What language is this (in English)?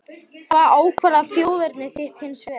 Icelandic